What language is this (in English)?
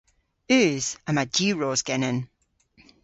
Cornish